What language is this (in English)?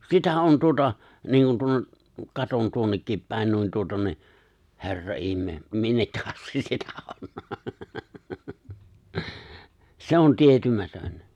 Finnish